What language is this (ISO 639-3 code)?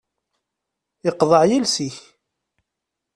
kab